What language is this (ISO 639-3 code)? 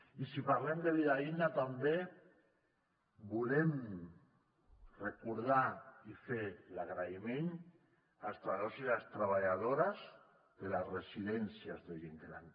cat